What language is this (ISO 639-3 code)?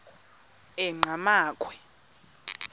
xho